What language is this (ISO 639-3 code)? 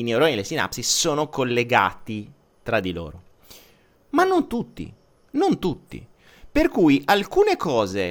ita